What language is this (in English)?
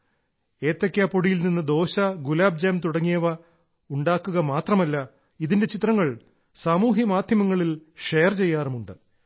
Malayalam